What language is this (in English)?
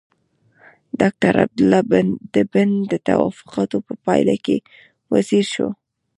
Pashto